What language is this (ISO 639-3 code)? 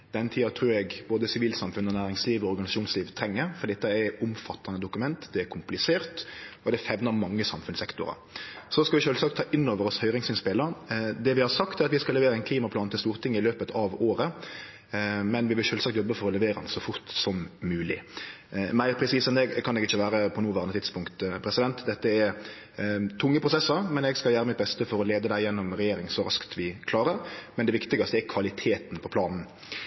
nno